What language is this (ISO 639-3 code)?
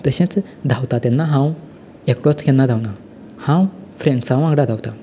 kok